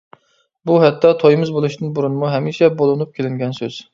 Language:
Uyghur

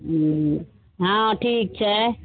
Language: Maithili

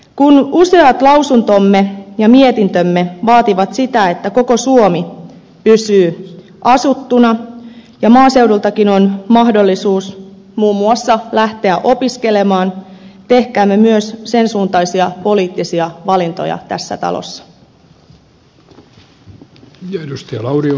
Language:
Finnish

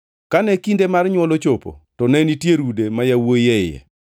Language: Luo (Kenya and Tanzania)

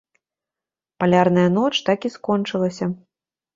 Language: Belarusian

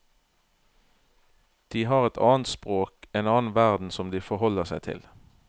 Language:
Norwegian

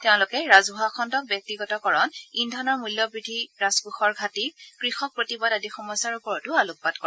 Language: Assamese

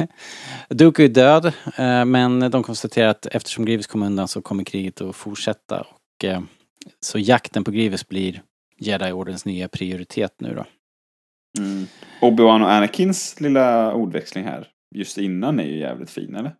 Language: Swedish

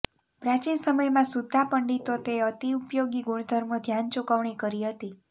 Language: Gujarati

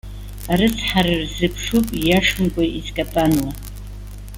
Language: Abkhazian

